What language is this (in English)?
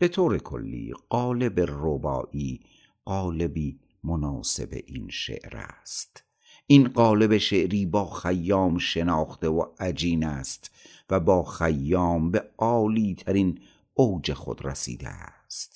Persian